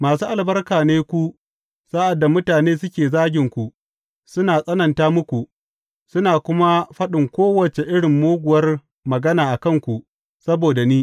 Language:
Hausa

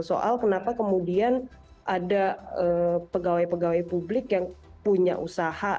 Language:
Indonesian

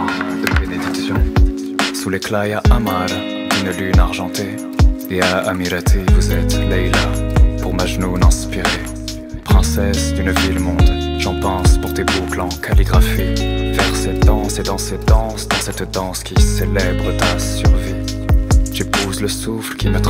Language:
French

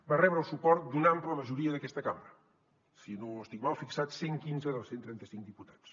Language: Catalan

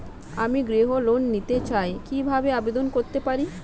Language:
Bangla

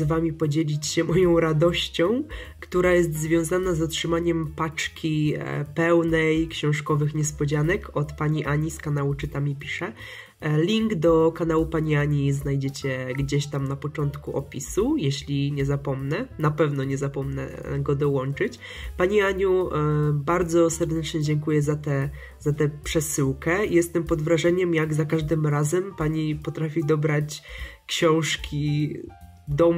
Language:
Polish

